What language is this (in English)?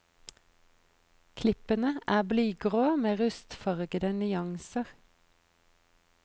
Norwegian